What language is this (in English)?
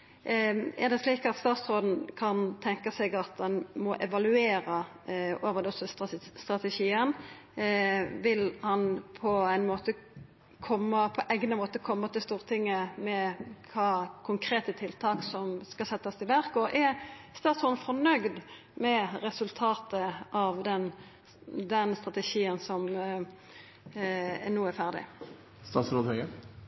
Norwegian Nynorsk